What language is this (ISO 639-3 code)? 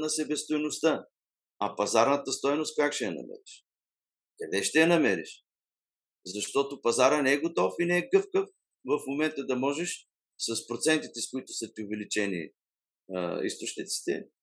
bul